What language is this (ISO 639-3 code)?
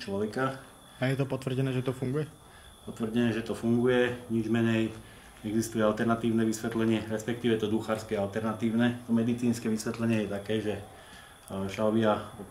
slk